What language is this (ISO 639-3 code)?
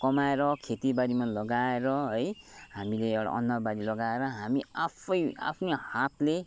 nep